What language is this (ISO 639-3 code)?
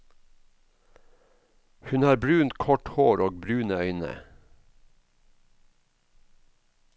nor